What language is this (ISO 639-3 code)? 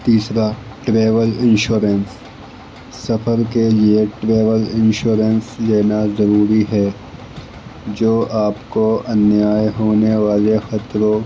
urd